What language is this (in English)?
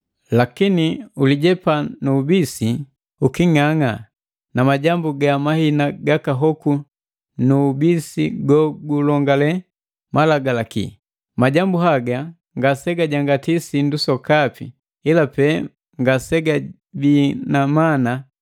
Matengo